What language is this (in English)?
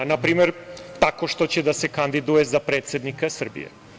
Serbian